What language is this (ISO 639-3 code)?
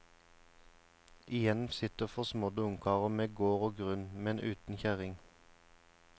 nor